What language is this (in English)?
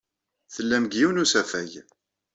Kabyle